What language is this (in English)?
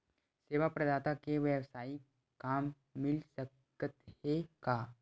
Chhattisgarhi